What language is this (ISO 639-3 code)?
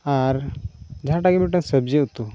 sat